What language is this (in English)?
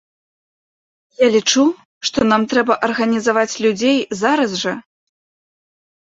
Belarusian